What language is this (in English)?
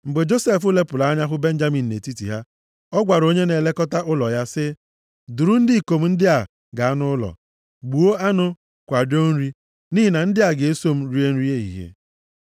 Igbo